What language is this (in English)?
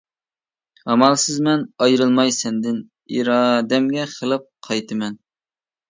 Uyghur